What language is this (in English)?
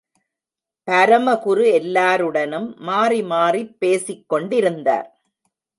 Tamil